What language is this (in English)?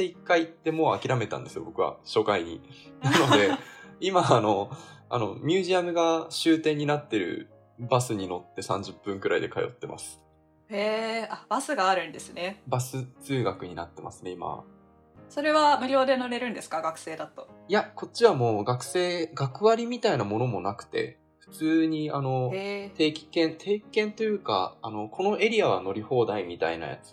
Japanese